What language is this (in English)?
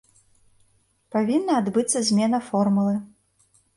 Belarusian